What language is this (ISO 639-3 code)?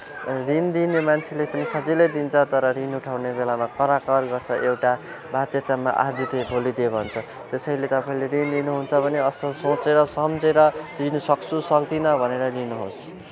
nep